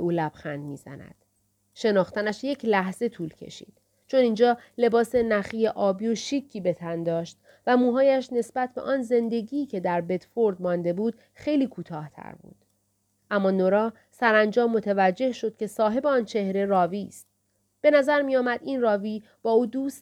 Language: Persian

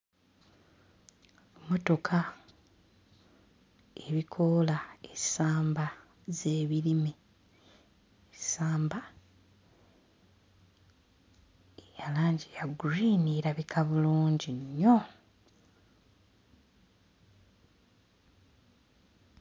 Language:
Ganda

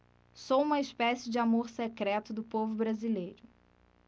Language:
Portuguese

